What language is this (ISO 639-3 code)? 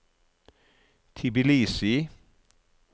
nor